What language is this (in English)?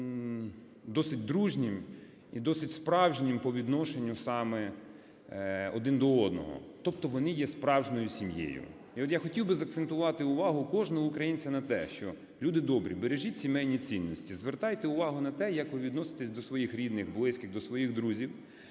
Ukrainian